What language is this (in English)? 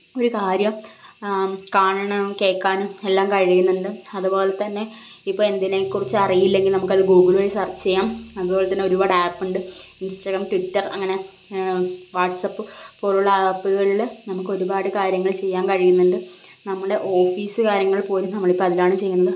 Malayalam